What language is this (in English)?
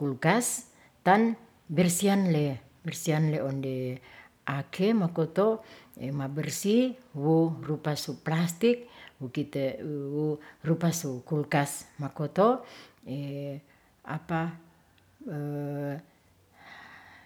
Ratahan